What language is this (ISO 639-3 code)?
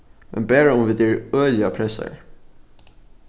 fao